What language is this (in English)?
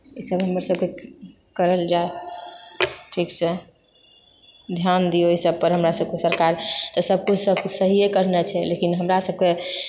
Maithili